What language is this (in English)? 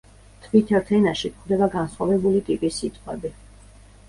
Georgian